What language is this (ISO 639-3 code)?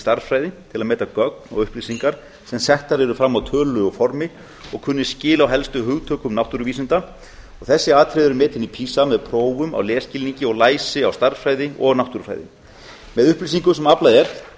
isl